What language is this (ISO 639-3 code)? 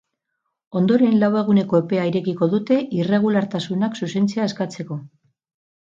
eus